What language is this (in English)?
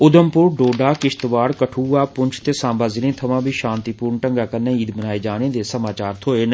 Dogri